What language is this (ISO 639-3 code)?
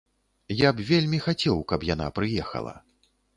bel